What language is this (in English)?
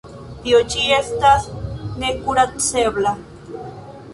Esperanto